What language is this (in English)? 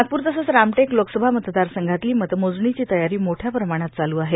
Marathi